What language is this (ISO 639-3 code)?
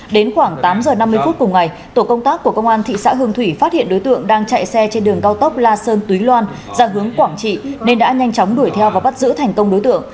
vie